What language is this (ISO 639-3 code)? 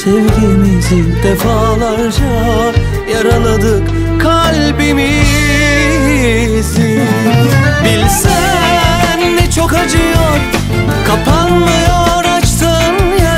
tur